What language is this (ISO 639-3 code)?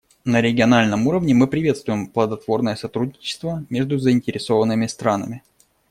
rus